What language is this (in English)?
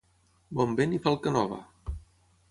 Catalan